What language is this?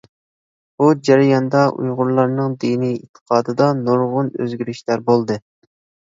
Uyghur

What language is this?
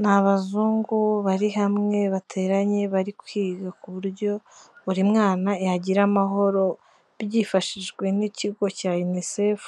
Kinyarwanda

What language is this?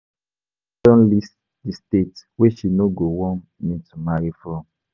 Nigerian Pidgin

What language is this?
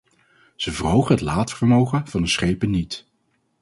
Dutch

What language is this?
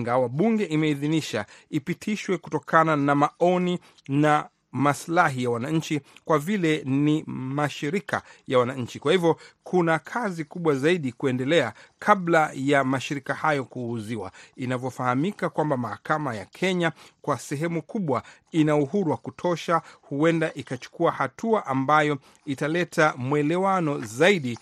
Swahili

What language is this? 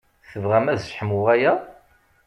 Kabyle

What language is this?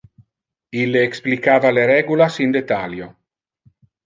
Interlingua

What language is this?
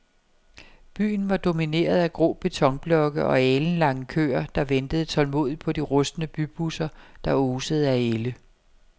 Danish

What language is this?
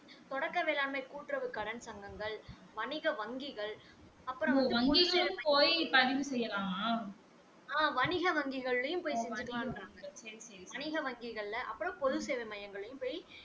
Tamil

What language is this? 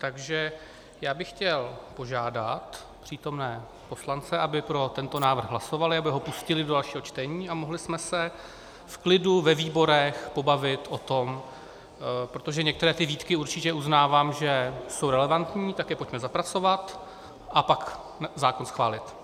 Czech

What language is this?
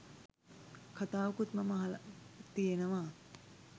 Sinhala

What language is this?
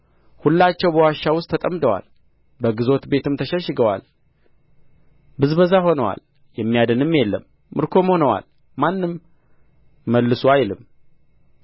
Amharic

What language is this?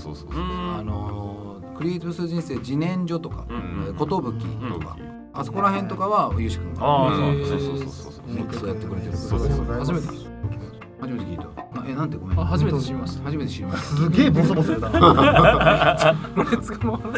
Japanese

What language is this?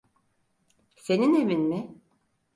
Turkish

